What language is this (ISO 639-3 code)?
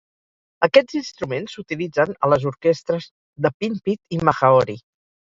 cat